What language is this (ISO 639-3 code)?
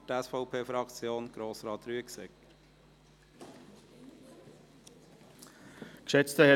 gsw